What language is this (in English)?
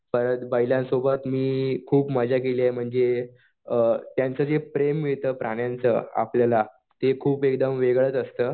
Marathi